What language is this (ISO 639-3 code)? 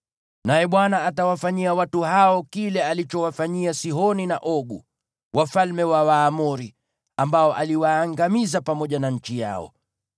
swa